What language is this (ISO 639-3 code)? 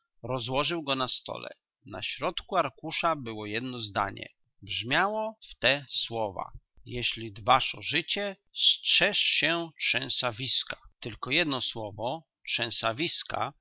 pol